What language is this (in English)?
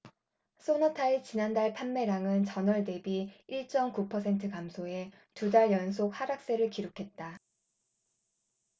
Korean